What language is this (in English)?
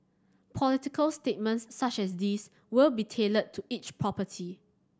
English